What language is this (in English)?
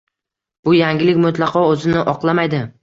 Uzbek